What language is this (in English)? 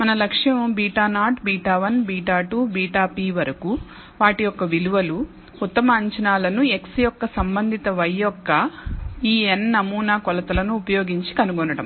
Telugu